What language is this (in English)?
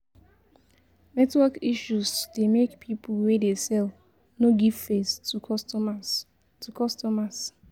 Nigerian Pidgin